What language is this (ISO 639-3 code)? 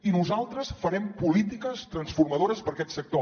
cat